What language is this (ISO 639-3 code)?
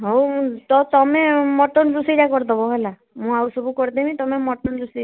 ori